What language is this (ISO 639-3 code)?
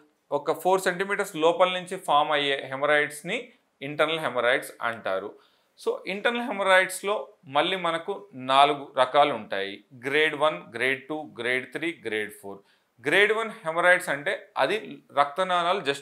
tel